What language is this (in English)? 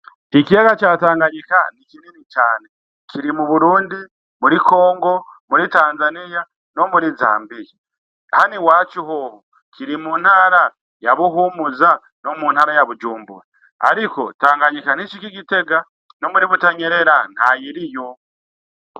Rundi